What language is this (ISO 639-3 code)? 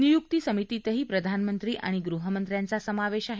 mar